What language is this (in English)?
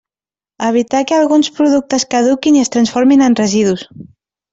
Catalan